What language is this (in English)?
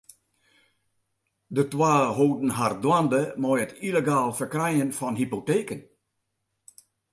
Western Frisian